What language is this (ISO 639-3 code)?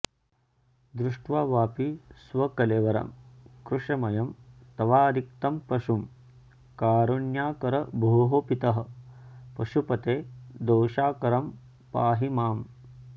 san